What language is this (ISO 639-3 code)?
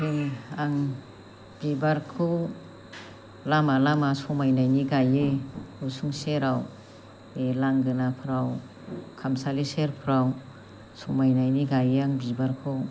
brx